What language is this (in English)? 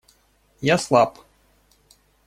Russian